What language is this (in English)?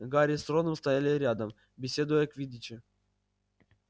Russian